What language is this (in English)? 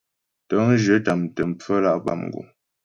Ghomala